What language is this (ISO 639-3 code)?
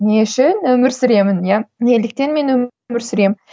kaz